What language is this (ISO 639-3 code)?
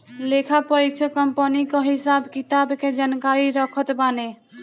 bho